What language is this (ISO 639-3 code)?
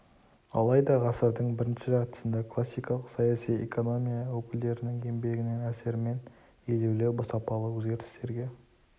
kaz